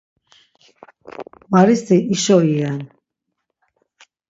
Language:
Laz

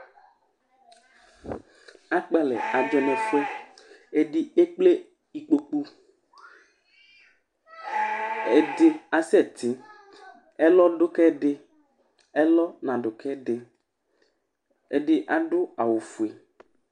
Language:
Ikposo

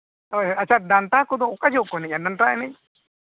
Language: Santali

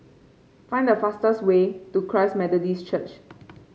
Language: English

